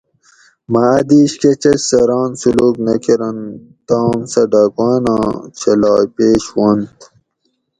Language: Gawri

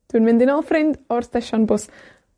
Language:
Welsh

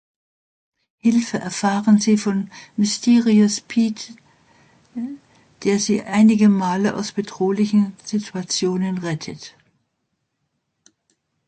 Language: German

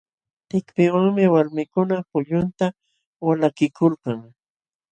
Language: Jauja Wanca Quechua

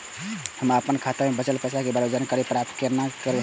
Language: Maithili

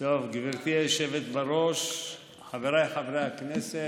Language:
Hebrew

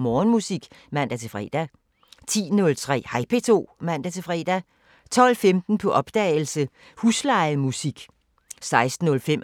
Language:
Danish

